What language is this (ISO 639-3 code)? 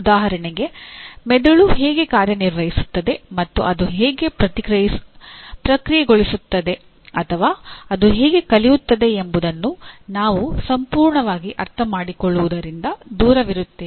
kan